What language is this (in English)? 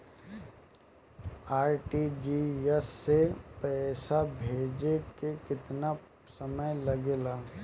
Bhojpuri